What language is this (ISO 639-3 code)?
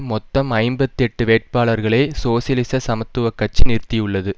tam